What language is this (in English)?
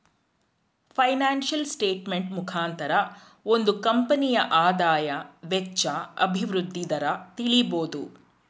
Kannada